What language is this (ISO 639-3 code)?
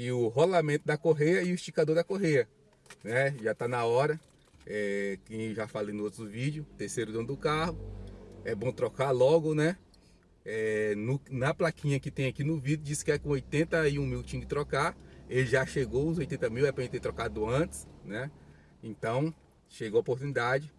por